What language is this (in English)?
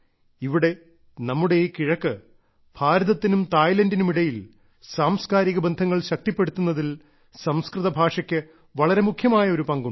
Malayalam